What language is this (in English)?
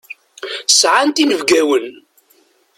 Kabyle